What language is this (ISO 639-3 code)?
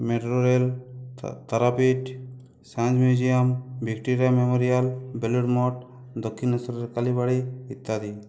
ben